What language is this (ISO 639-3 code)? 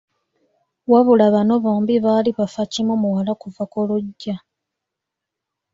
lug